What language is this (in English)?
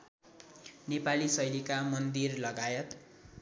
Nepali